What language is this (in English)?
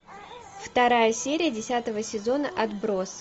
Russian